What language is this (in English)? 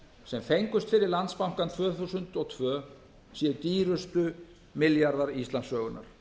Icelandic